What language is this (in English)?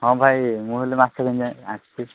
Odia